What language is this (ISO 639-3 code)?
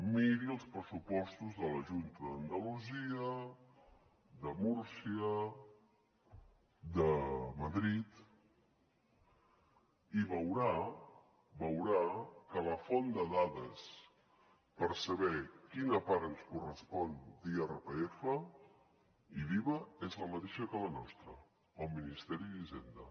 cat